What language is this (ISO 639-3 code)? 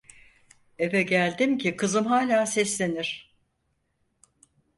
tur